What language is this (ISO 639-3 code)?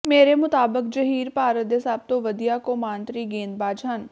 pan